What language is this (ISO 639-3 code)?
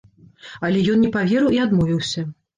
bel